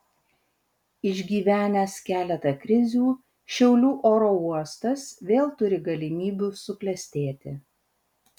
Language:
Lithuanian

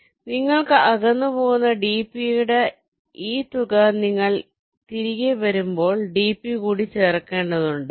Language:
Malayalam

